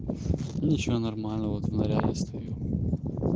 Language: Russian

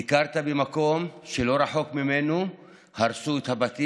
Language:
Hebrew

